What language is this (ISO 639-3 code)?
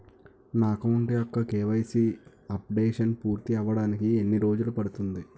tel